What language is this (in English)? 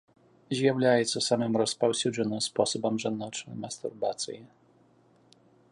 Belarusian